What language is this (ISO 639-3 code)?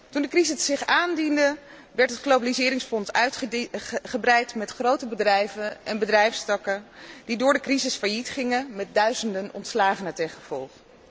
nld